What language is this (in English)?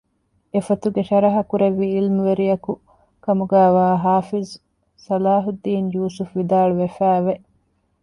Divehi